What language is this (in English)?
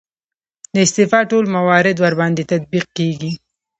Pashto